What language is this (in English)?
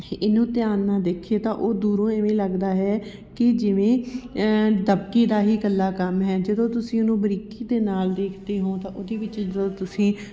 Punjabi